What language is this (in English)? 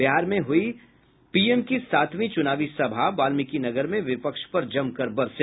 Hindi